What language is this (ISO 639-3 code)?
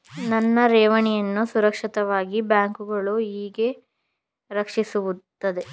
kan